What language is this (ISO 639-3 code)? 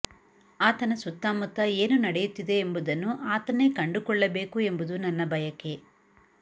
kan